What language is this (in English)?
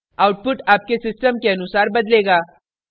Hindi